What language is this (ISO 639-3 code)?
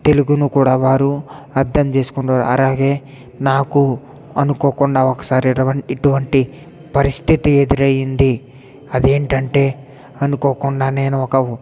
tel